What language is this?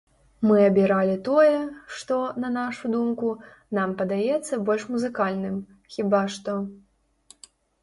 Belarusian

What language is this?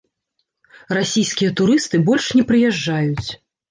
Belarusian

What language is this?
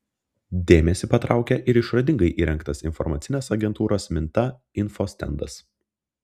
Lithuanian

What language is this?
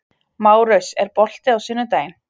Icelandic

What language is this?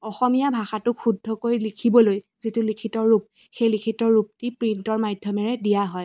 Assamese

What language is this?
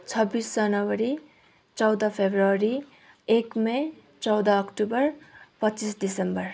Nepali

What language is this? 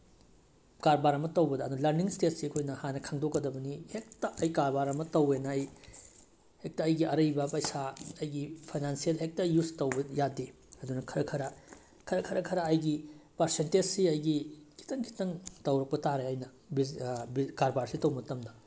Manipuri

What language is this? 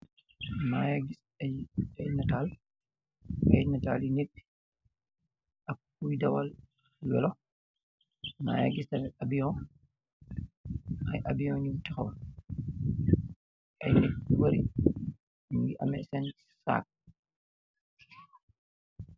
Wolof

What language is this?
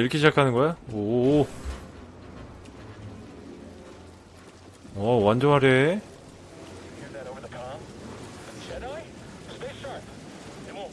Korean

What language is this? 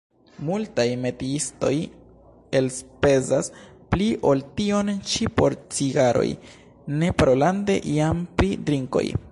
Esperanto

